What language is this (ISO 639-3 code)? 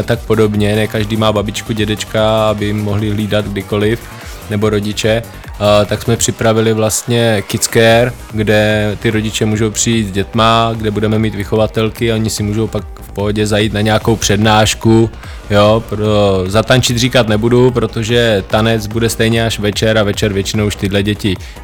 ces